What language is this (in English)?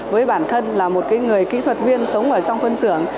Vietnamese